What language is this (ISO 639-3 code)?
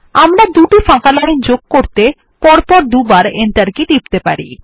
ben